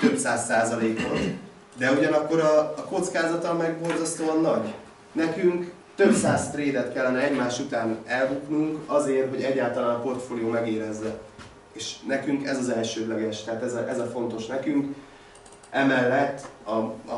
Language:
Hungarian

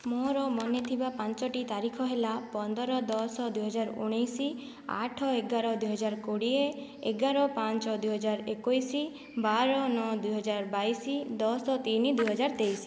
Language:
Odia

